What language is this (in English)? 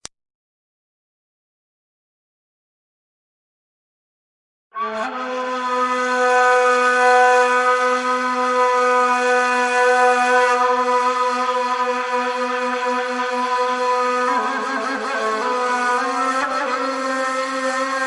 English